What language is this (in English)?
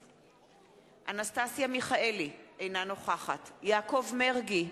Hebrew